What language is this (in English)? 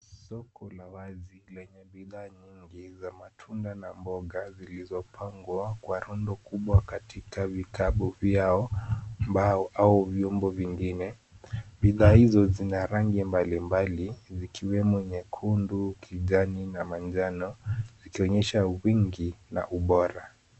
Swahili